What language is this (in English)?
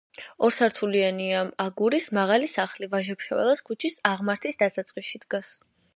Georgian